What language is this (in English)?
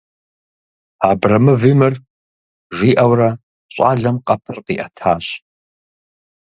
Kabardian